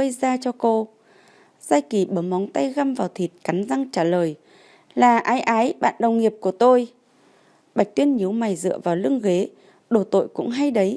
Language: Vietnamese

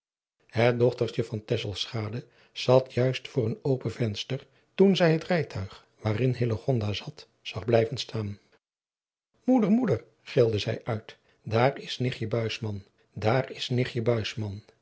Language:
Dutch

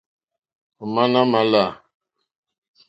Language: Mokpwe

